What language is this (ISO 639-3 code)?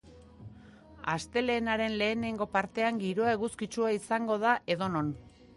eus